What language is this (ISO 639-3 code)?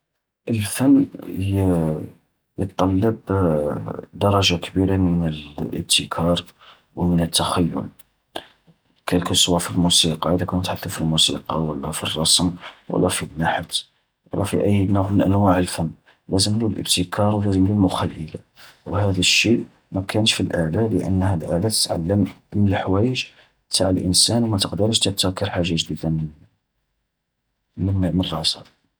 arq